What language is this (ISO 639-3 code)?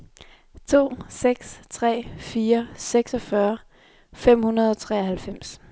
dan